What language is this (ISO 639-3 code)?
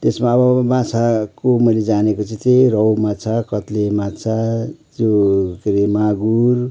nep